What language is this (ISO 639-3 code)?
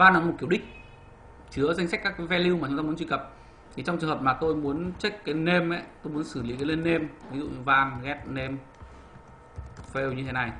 vie